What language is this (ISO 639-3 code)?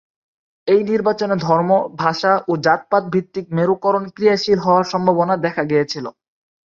ben